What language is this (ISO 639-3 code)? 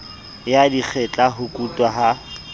sot